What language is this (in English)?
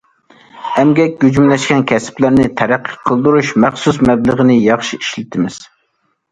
Uyghur